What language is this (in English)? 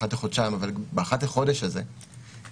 Hebrew